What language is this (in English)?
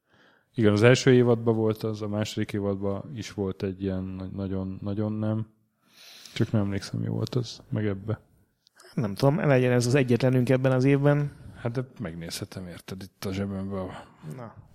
Hungarian